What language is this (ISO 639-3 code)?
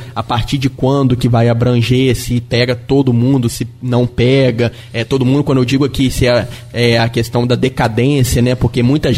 por